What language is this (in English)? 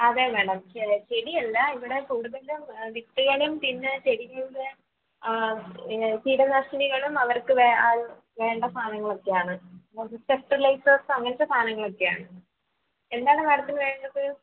Malayalam